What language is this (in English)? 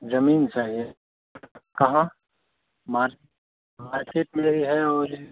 Hindi